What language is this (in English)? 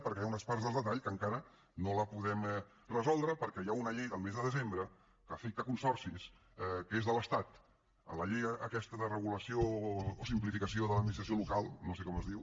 Catalan